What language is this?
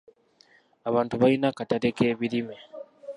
Ganda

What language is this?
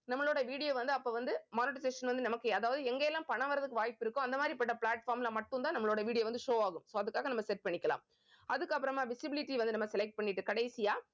Tamil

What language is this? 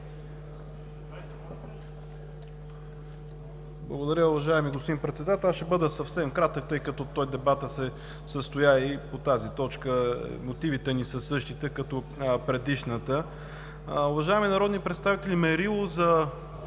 Bulgarian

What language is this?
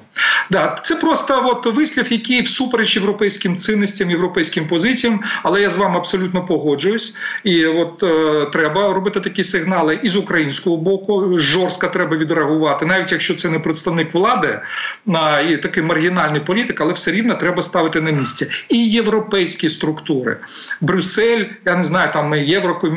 Ukrainian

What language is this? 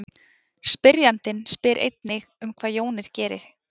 Icelandic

